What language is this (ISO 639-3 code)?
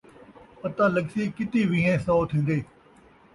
skr